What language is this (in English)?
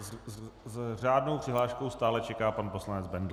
Czech